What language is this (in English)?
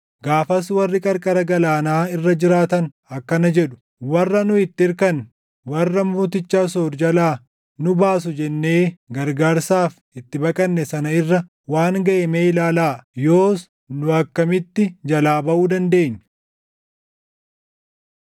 Oromo